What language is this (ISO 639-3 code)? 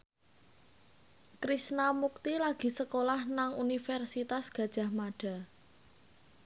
jav